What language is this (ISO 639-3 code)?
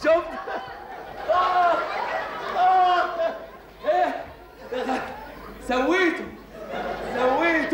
ara